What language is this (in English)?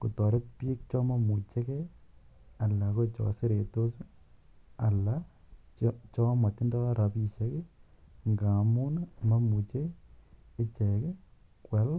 Kalenjin